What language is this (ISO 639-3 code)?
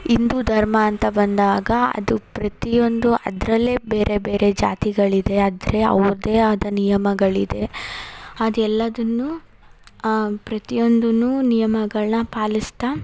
kan